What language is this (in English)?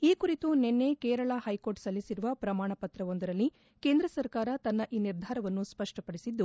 Kannada